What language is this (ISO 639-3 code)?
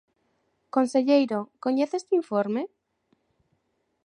glg